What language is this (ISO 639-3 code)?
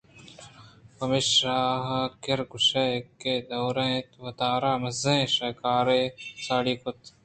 bgp